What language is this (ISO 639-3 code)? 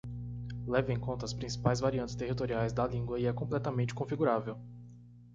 por